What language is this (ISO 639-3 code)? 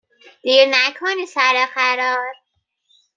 fas